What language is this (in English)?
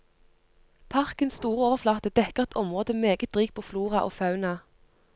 Norwegian